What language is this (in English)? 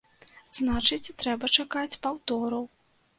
Belarusian